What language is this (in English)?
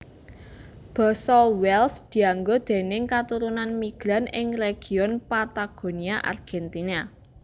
Javanese